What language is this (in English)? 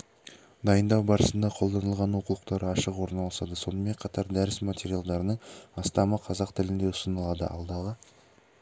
Kazakh